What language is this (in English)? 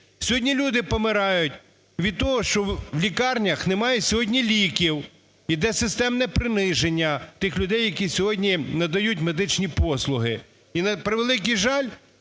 Ukrainian